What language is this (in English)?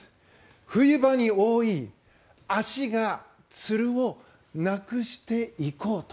Japanese